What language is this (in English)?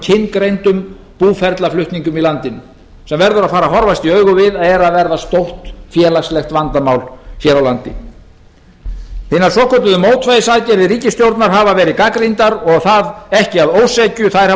Icelandic